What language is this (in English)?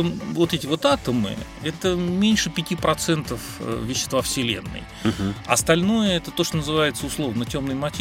Russian